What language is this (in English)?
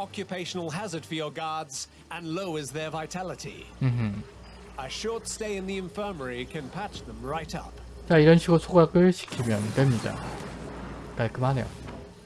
Korean